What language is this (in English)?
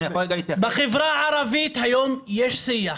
Hebrew